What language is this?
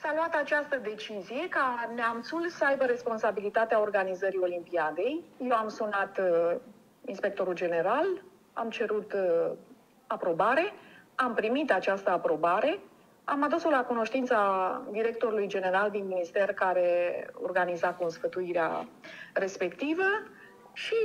Romanian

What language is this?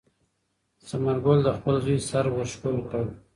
Pashto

